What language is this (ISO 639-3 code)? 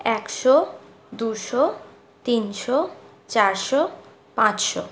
ben